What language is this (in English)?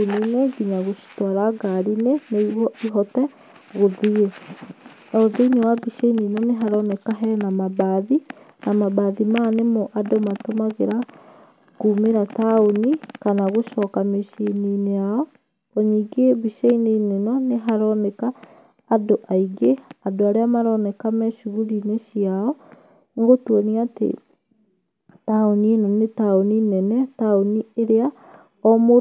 Kikuyu